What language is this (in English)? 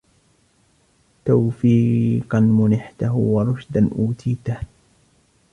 Arabic